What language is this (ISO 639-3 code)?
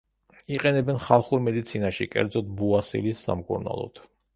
kat